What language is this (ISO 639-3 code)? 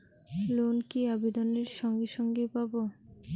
ben